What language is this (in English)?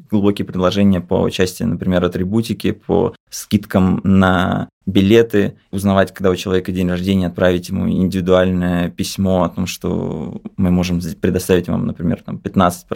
Russian